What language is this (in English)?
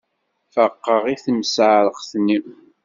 Kabyle